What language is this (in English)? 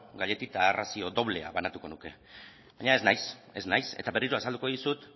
Basque